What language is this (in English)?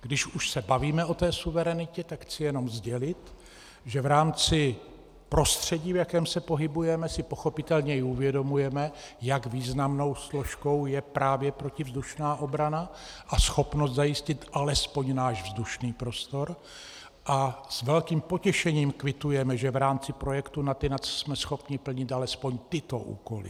Czech